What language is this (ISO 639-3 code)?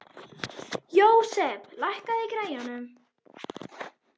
isl